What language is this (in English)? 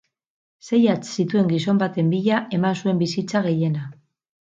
Basque